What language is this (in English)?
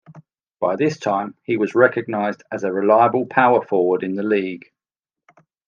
English